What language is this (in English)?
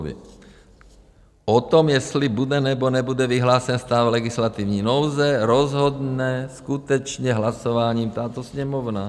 Czech